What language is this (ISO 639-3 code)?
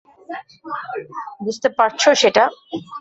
ben